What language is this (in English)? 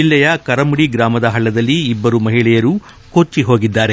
Kannada